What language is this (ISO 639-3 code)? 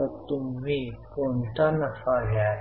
mar